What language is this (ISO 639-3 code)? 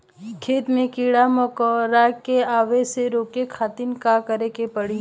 bho